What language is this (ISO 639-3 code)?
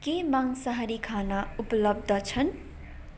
nep